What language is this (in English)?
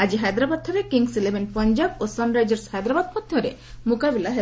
Odia